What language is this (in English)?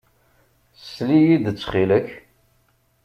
Kabyle